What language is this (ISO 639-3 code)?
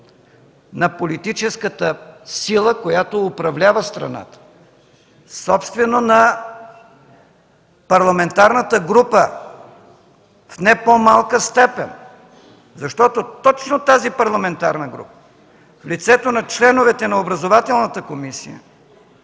bul